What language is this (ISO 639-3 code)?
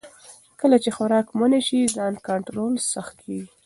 pus